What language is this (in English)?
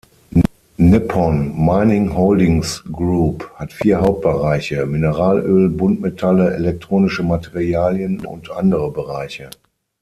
German